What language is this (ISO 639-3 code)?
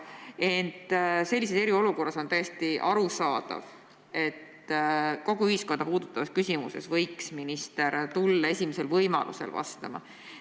est